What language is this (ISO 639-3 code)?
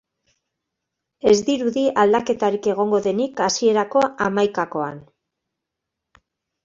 eus